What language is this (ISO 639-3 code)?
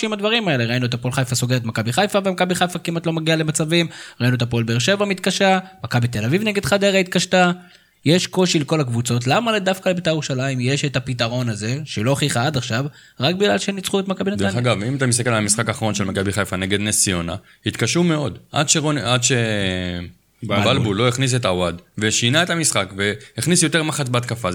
heb